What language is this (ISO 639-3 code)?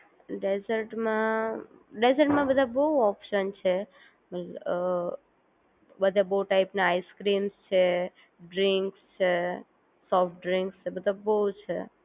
guj